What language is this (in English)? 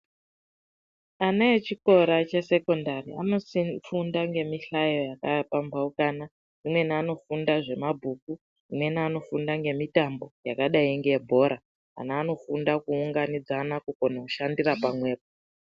Ndau